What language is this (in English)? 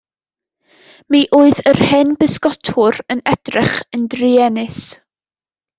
Welsh